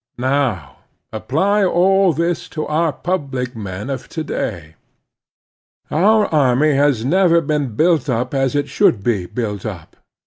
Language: English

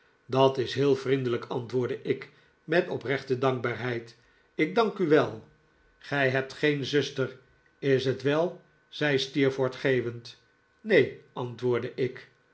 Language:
Dutch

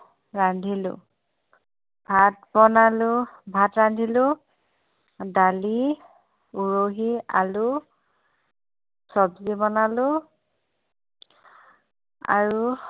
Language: Assamese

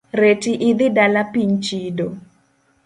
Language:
Luo (Kenya and Tanzania)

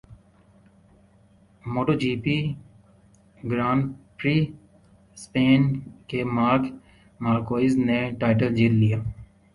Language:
Urdu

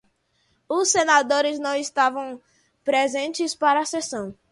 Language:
Portuguese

